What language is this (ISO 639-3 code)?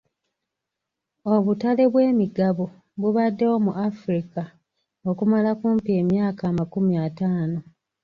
lug